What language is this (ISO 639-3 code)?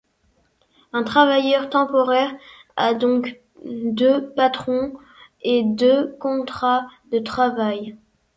fra